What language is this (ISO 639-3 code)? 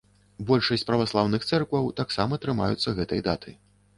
bel